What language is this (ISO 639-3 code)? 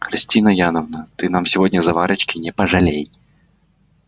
rus